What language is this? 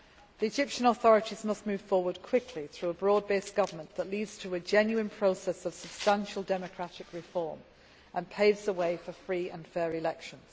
English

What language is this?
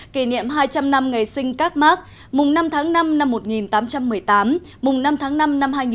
Vietnamese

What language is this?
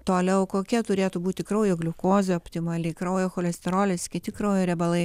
Lithuanian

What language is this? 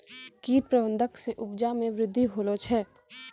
Maithili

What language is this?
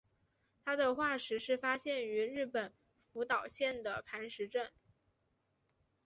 Chinese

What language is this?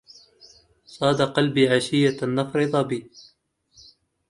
Arabic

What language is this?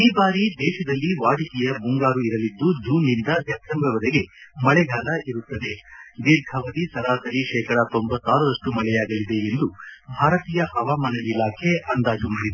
Kannada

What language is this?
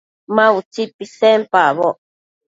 Matsés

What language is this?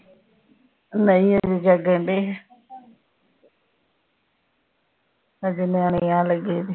Punjabi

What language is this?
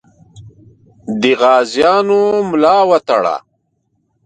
Pashto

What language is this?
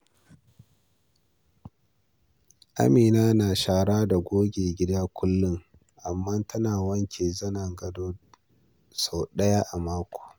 Hausa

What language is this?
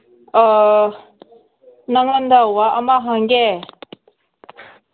Manipuri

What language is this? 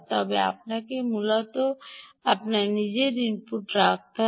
Bangla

